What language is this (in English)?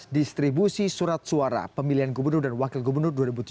Indonesian